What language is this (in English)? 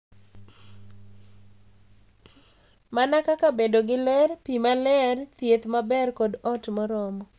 Luo (Kenya and Tanzania)